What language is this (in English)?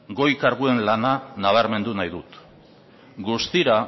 Basque